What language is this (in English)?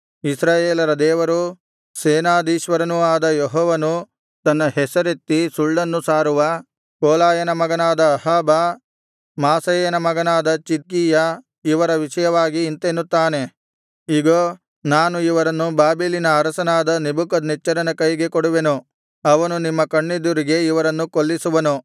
Kannada